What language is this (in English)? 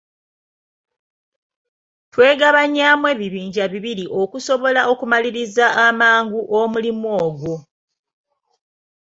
Ganda